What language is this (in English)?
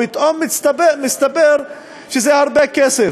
Hebrew